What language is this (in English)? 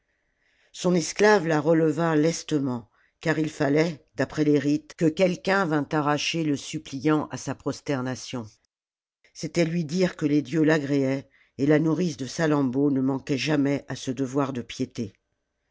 French